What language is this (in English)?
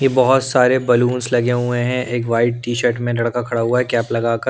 Hindi